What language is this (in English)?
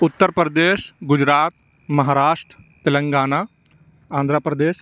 Urdu